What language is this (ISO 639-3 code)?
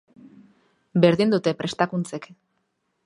eus